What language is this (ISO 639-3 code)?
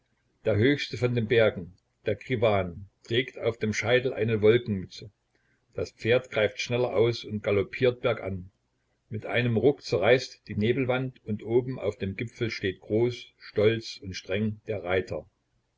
deu